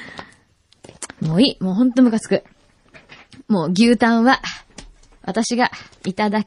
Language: Japanese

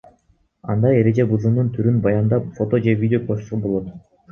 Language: Kyrgyz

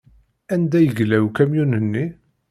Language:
Kabyle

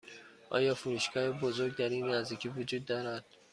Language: Persian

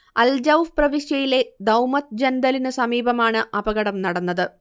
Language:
Malayalam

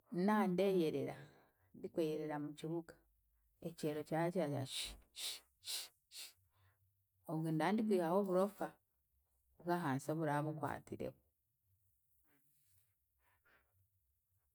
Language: Chiga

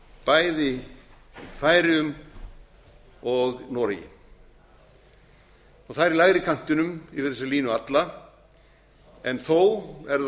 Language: Icelandic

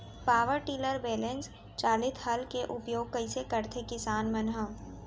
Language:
Chhattisgarhi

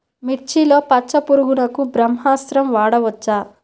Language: Telugu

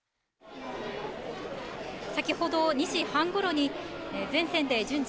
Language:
Japanese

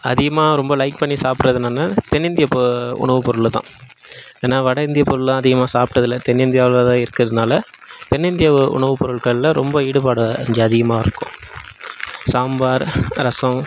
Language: Tamil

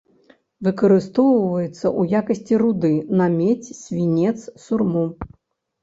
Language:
Belarusian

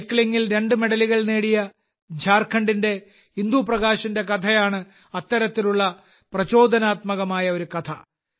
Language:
Malayalam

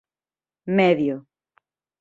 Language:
Galician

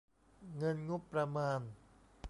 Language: Thai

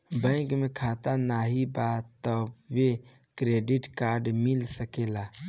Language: Bhojpuri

